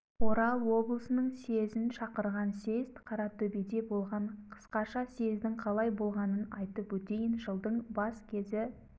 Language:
Kazakh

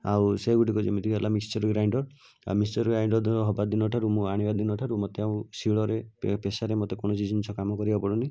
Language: Odia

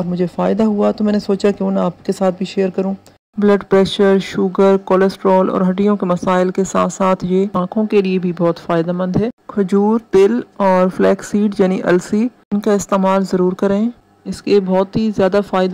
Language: Hindi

